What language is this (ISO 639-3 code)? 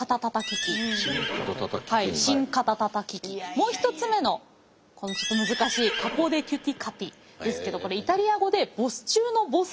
jpn